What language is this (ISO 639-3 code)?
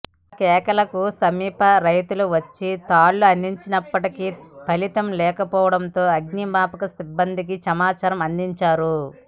tel